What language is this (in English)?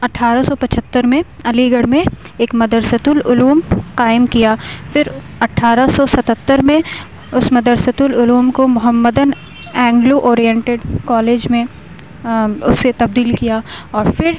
Urdu